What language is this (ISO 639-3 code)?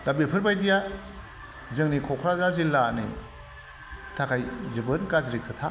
brx